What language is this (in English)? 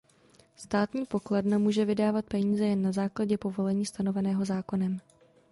Czech